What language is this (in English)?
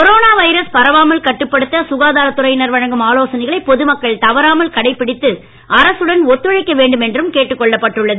Tamil